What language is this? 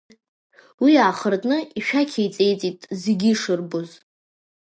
Abkhazian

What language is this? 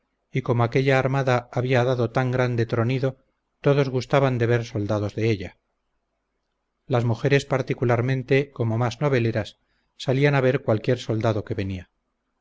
Spanish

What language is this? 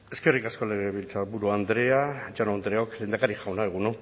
Basque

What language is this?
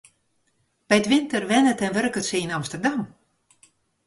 Western Frisian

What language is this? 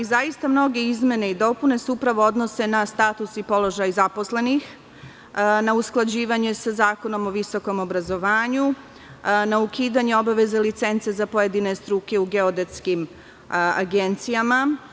Serbian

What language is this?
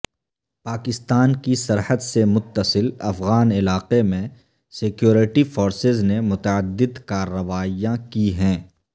Urdu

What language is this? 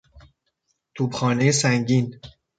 Persian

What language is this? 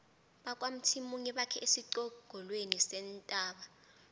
South Ndebele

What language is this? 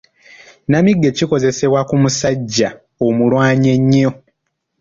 Ganda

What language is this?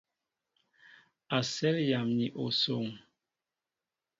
Mbo (Cameroon)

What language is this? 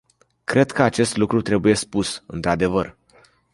Romanian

